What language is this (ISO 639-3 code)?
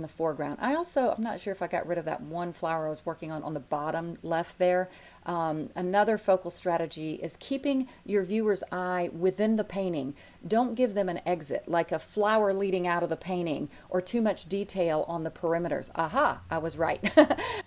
eng